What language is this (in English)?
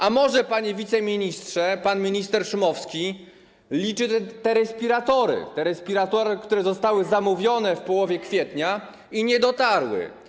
Polish